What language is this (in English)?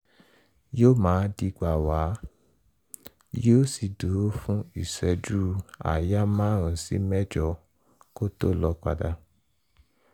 Yoruba